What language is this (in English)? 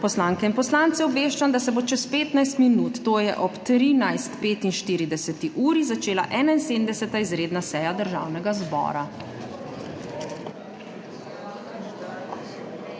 Slovenian